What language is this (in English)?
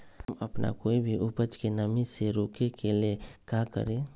Magahi